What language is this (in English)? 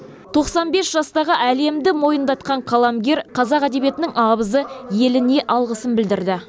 Kazakh